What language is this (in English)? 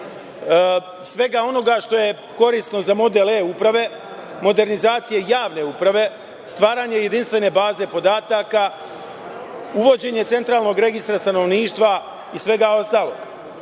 Serbian